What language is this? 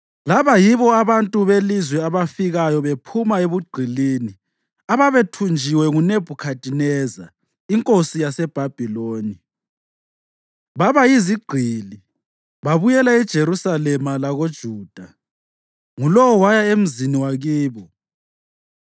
North Ndebele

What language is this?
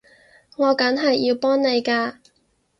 Cantonese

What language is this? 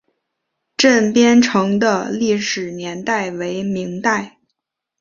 Chinese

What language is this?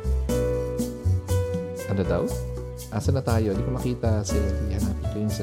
Filipino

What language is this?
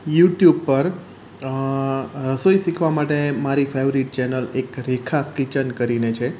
Gujarati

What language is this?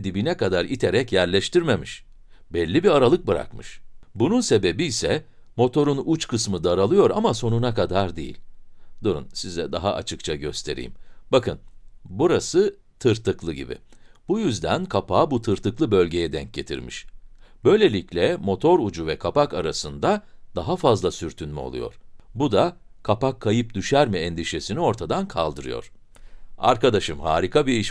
Turkish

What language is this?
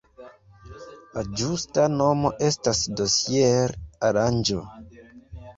Esperanto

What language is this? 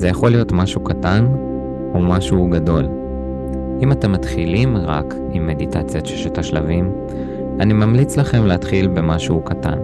Hebrew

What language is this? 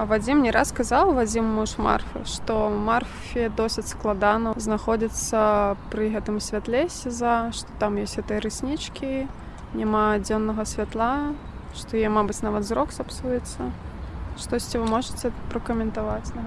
Russian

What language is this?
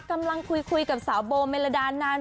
Thai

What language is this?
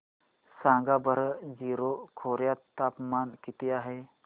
Marathi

